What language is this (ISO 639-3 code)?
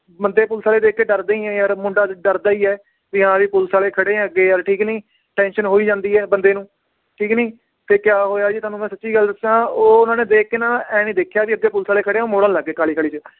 pan